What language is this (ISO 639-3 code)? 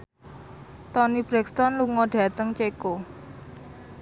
jav